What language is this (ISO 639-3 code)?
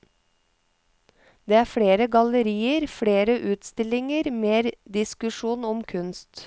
nor